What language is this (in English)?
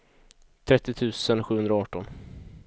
Swedish